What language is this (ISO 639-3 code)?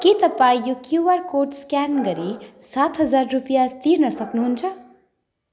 nep